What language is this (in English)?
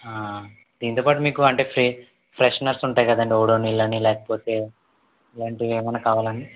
Telugu